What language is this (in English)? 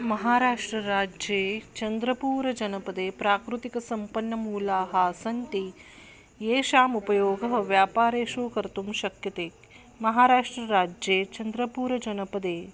Sanskrit